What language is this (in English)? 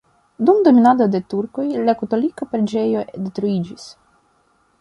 Esperanto